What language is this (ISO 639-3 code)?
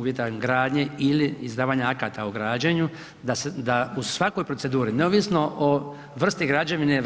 hrv